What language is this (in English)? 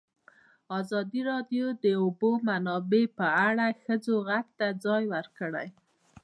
Pashto